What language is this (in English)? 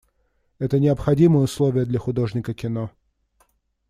Russian